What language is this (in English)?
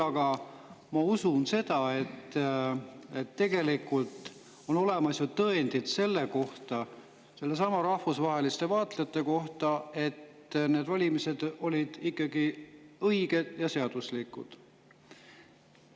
Estonian